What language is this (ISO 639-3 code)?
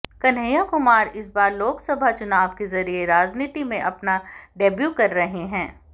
hin